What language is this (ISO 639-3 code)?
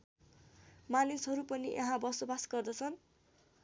nep